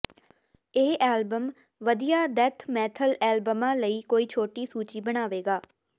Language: Punjabi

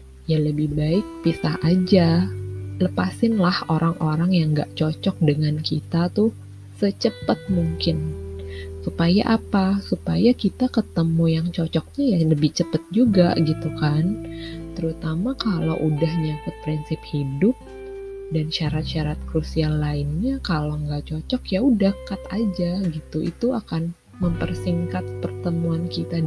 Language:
Indonesian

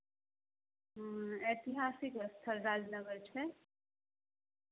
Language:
Maithili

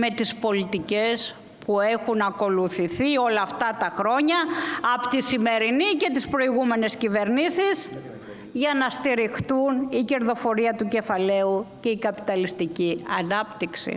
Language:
Greek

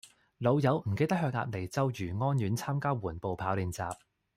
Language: Cantonese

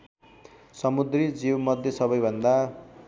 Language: Nepali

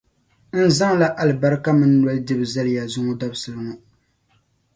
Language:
Dagbani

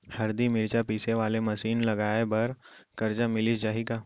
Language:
Chhattisgarhi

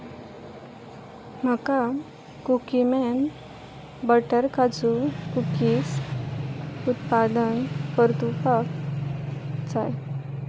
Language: Konkani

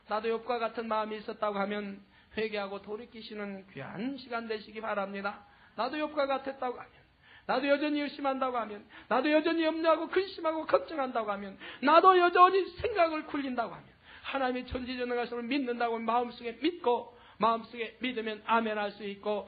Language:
Korean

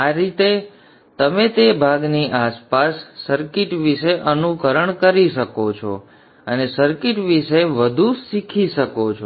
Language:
Gujarati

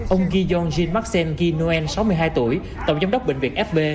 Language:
Vietnamese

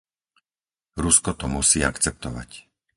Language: Slovak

